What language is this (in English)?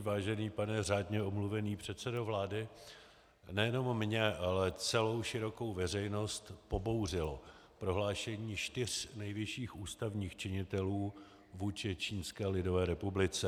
Czech